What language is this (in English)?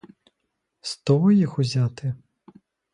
Ukrainian